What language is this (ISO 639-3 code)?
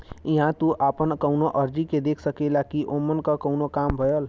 bho